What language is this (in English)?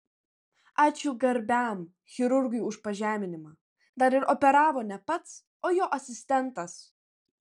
Lithuanian